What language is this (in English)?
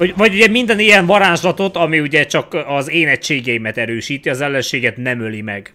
Hungarian